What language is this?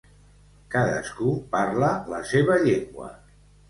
Catalan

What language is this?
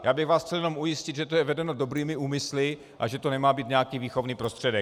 Czech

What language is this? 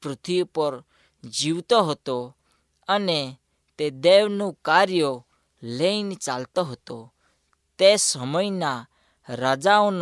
Hindi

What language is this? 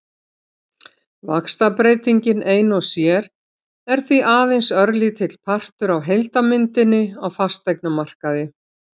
Icelandic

